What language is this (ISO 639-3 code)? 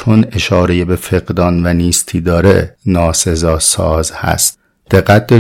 fas